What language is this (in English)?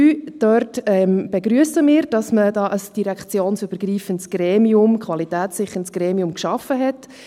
Swiss German